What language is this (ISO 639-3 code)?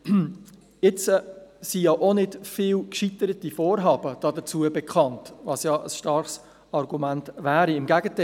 gsw